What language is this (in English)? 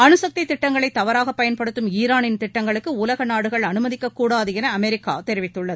Tamil